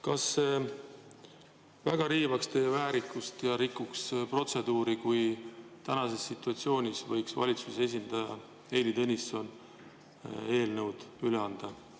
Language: Estonian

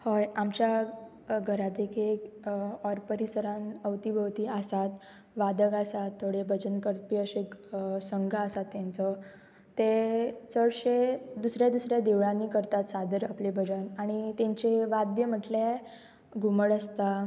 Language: Konkani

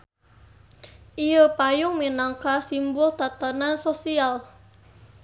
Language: Sundanese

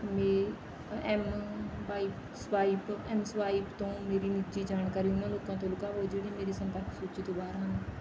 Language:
Punjabi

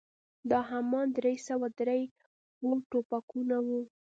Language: Pashto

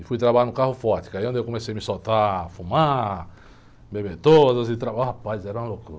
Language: Portuguese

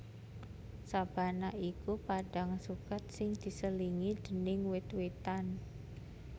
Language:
Javanese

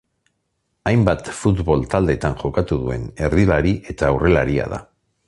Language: Basque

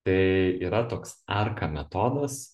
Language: Lithuanian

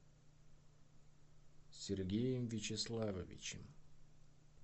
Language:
Russian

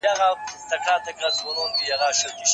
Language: Pashto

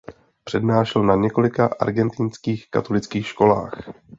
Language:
Czech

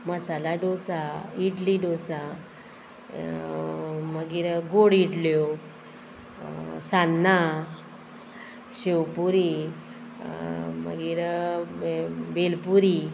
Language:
Konkani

